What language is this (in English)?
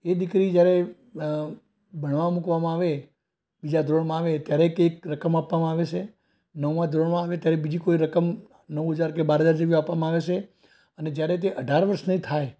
Gujarati